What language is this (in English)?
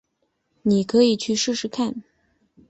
Chinese